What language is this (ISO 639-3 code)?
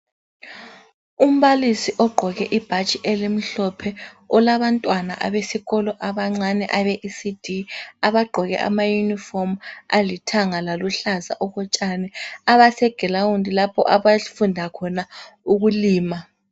nde